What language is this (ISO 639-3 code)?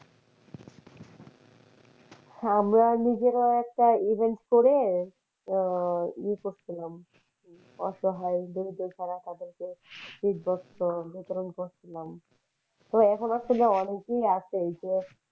ben